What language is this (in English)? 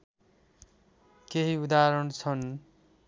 Nepali